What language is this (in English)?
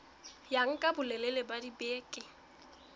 Southern Sotho